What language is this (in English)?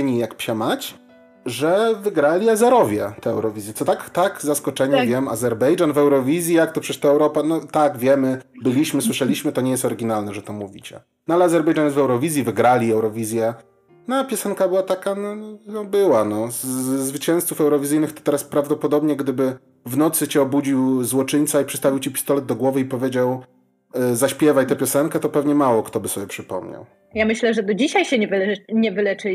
Polish